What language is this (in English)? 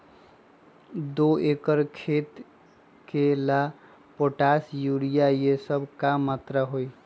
Magahi